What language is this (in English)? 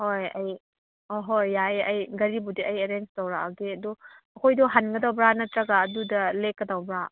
Manipuri